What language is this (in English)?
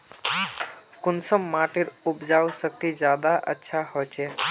Magahi